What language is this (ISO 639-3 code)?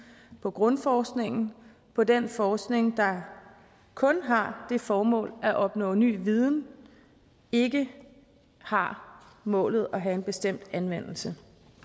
dan